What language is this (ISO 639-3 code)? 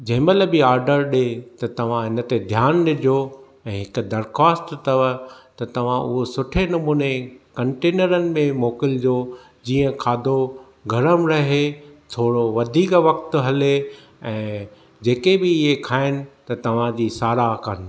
snd